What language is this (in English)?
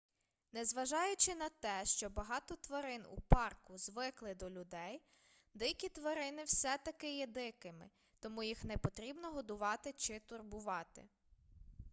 Ukrainian